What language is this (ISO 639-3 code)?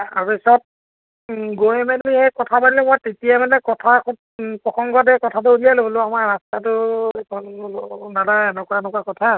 asm